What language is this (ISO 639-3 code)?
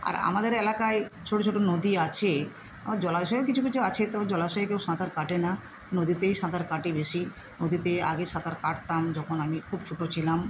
ben